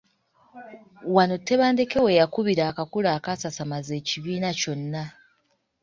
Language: Ganda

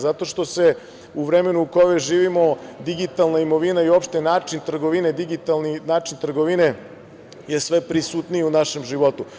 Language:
Serbian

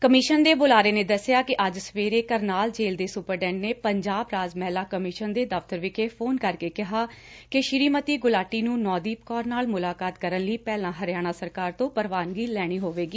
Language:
Punjabi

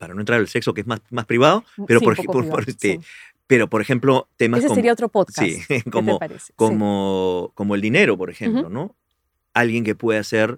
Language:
Spanish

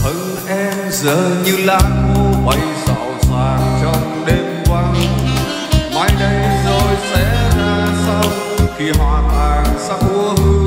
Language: Vietnamese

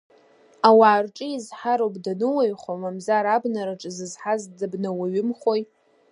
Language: Abkhazian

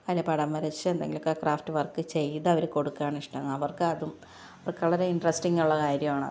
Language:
Malayalam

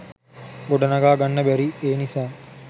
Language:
Sinhala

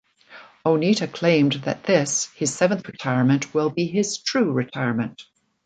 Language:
English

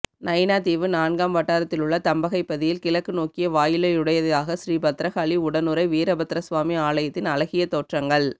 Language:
Tamil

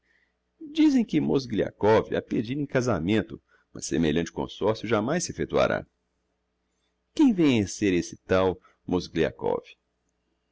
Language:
Portuguese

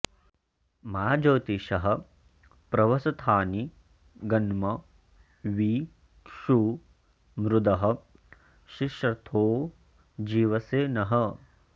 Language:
Sanskrit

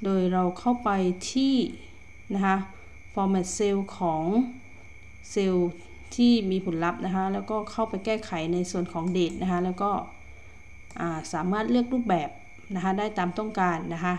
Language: Thai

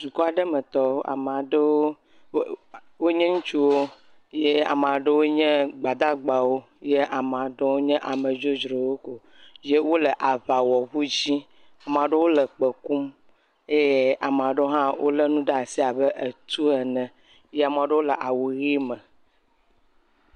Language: Ewe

